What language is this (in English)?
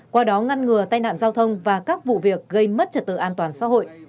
Vietnamese